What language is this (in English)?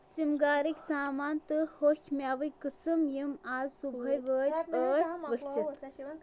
Kashmiri